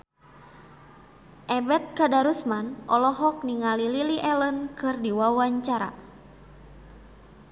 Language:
Sundanese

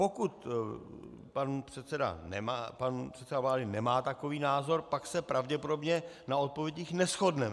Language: Czech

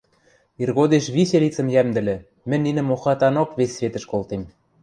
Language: Western Mari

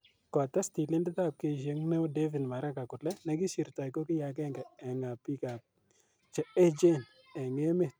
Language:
Kalenjin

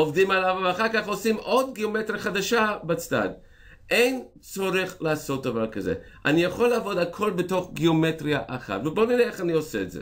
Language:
Hebrew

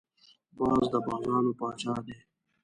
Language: Pashto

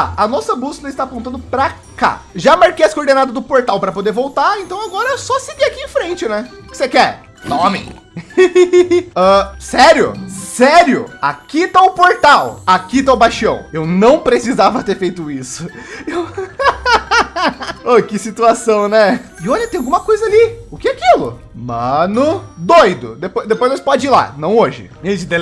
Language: Portuguese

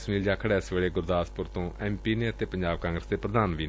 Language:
Punjabi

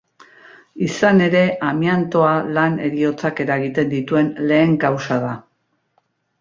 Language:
Basque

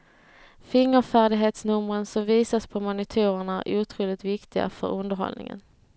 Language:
Swedish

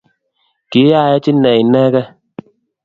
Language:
Kalenjin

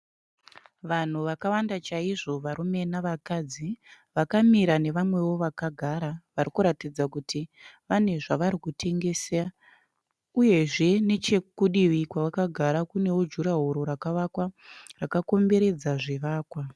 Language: Shona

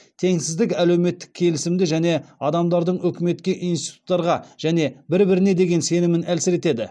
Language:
Kazakh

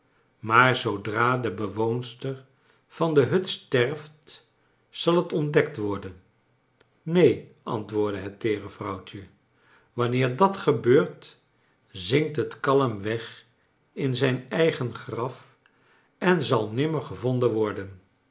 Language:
Dutch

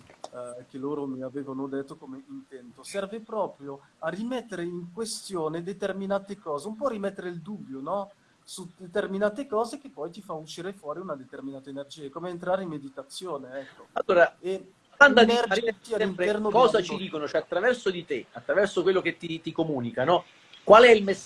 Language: Italian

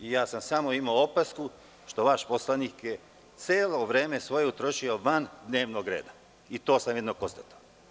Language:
Serbian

